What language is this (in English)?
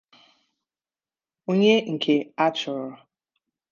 Igbo